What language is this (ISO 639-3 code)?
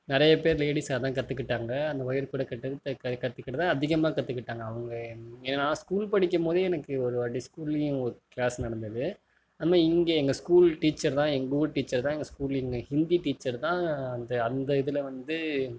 tam